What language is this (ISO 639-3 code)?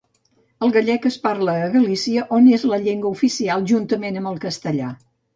cat